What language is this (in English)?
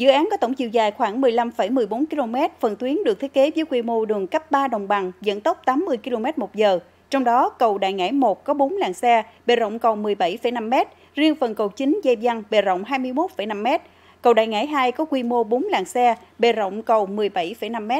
Vietnamese